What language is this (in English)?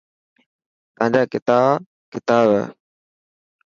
Dhatki